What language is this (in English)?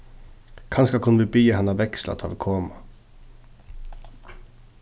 Faroese